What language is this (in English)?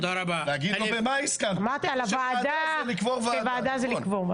Hebrew